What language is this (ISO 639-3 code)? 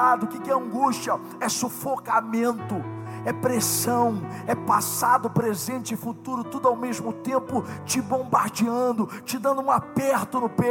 por